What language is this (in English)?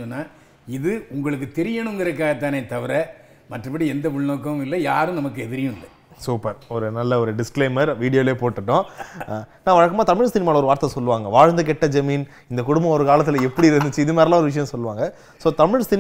Tamil